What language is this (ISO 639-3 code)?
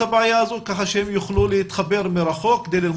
heb